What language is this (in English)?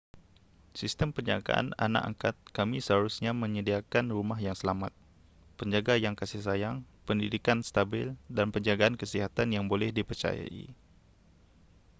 Malay